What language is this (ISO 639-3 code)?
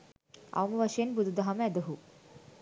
sin